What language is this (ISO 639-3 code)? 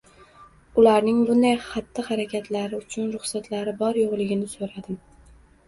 uzb